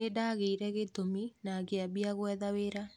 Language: Kikuyu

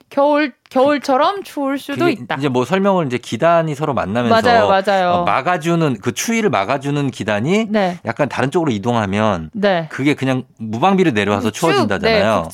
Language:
Korean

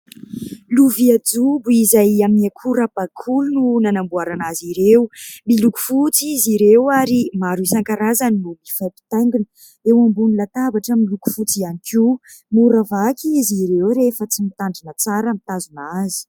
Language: Malagasy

